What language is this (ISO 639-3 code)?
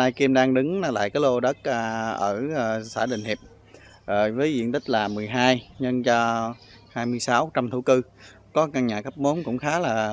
vie